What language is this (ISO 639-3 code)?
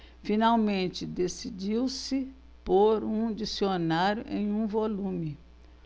por